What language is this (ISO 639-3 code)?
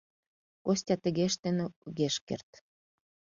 chm